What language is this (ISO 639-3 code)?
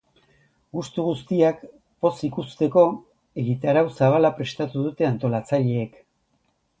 eus